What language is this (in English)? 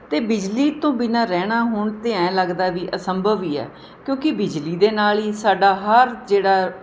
Punjabi